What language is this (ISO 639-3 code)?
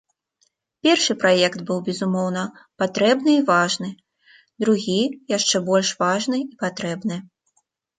bel